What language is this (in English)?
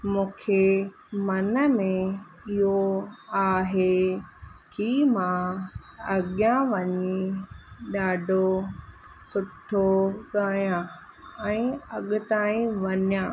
Sindhi